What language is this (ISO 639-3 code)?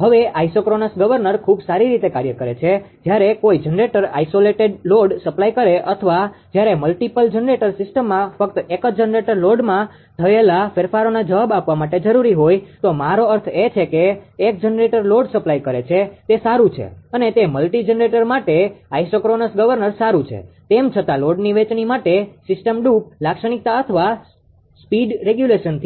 guj